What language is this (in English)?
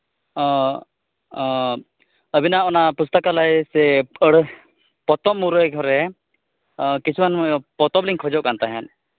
Santali